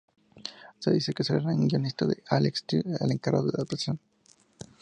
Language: Spanish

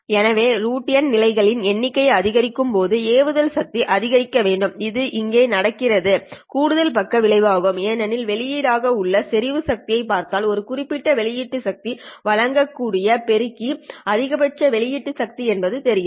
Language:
Tamil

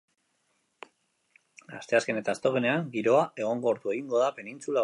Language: Basque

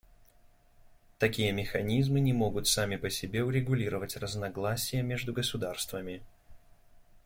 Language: Russian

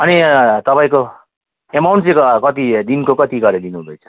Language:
Nepali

